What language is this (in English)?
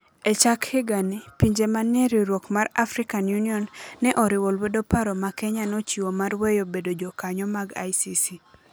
Luo (Kenya and Tanzania)